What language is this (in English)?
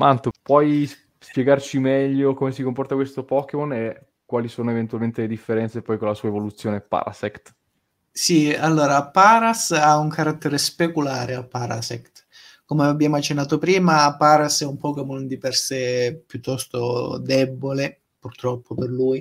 Italian